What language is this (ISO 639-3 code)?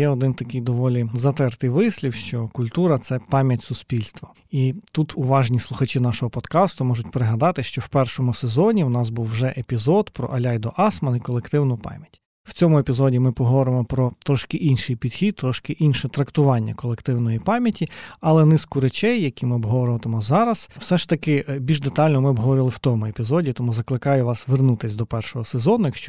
ukr